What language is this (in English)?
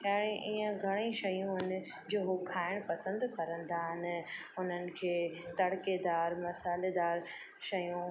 Sindhi